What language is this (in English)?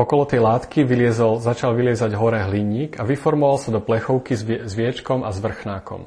Slovak